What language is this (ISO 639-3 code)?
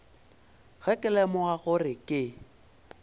nso